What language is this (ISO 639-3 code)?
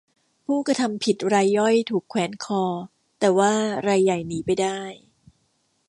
tha